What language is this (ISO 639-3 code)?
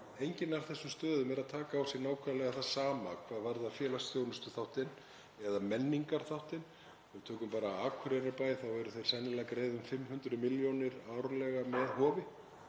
isl